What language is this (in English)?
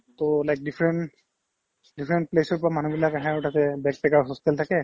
Assamese